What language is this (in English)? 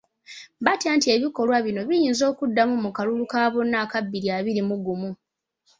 Ganda